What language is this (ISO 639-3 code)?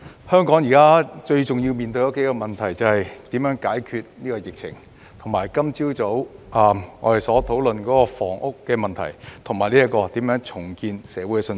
yue